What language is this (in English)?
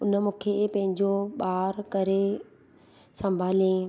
Sindhi